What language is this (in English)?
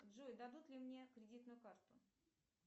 Russian